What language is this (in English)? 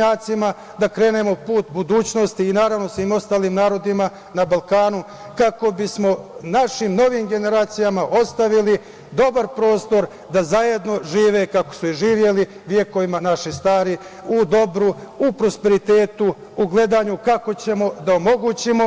Serbian